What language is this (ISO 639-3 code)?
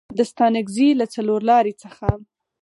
pus